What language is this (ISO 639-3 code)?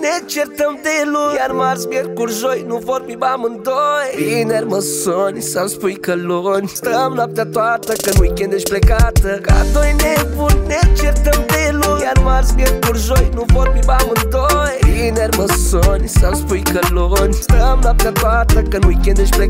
ron